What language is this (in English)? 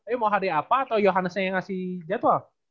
Indonesian